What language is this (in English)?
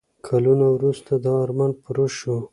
Pashto